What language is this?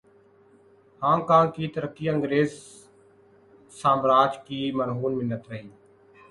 Urdu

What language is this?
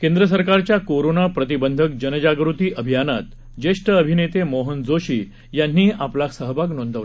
Marathi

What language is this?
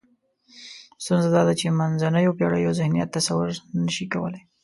Pashto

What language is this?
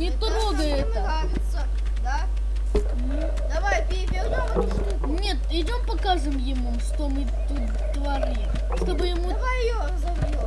Russian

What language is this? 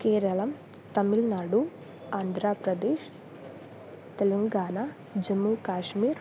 Sanskrit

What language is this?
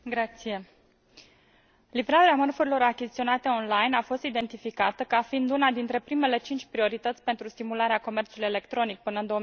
Romanian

